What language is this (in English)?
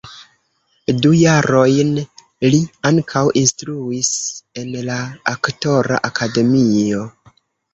Esperanto